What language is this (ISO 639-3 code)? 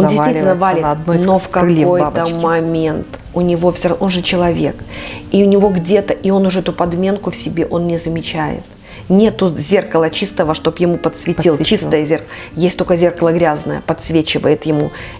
rus